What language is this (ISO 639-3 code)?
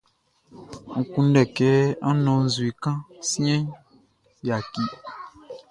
bci